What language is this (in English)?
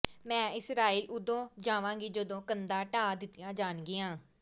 Punjabi